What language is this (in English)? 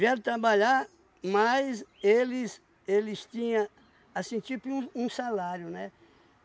Portuguese